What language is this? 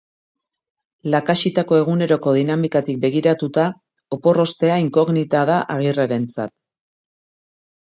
Basque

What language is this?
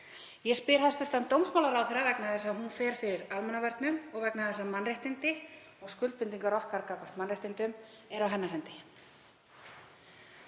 Icelandic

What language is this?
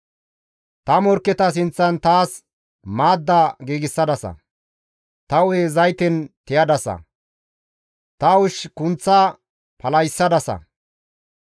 Gamo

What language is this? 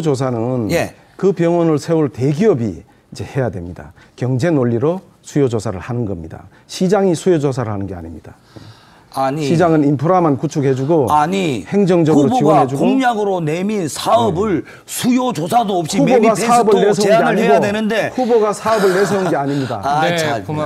Korean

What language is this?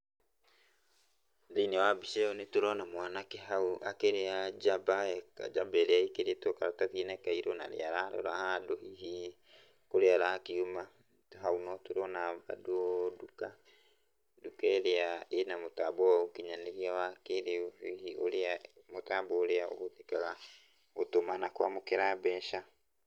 Kikuyu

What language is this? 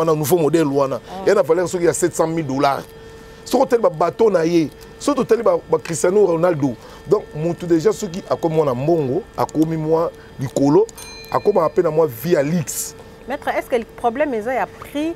French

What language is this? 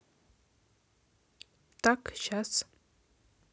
Russian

